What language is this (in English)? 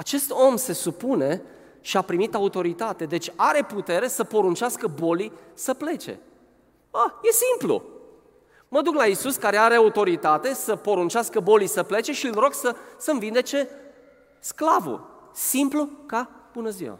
Romanian